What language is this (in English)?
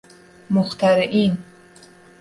Persian